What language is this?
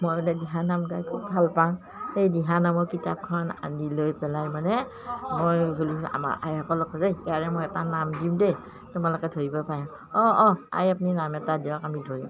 Assamese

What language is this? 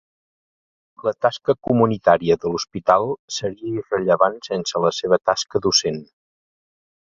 Catalan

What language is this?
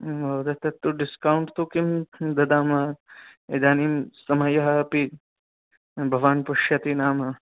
Sanskrit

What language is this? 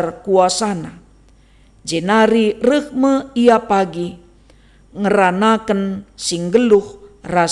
Indonesian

